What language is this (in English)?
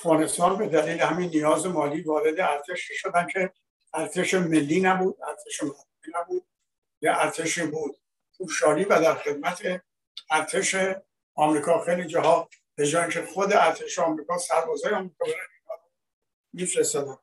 Persian